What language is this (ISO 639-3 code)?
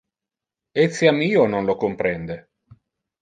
ina